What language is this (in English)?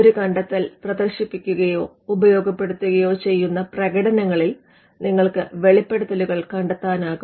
Malayalam